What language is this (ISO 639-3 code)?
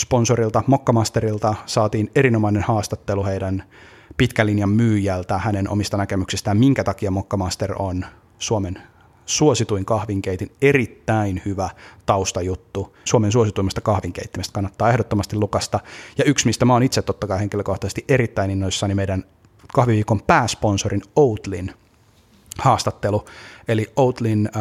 fin